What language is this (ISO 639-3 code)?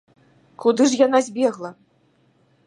bel